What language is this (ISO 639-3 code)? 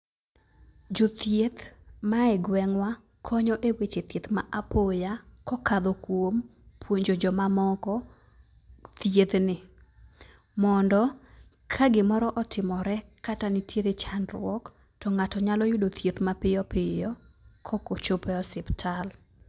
luo